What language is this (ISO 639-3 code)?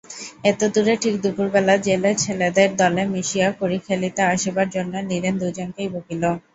ben